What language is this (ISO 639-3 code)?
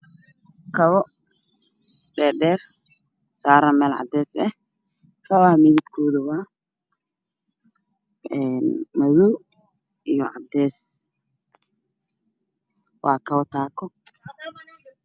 som